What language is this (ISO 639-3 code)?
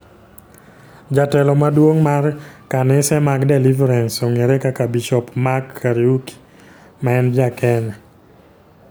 luo